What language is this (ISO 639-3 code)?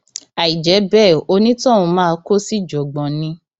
yor